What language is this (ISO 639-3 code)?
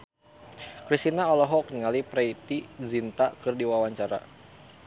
sun